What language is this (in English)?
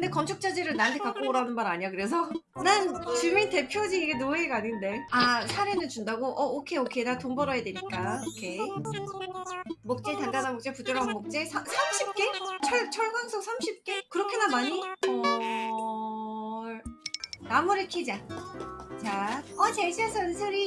Korean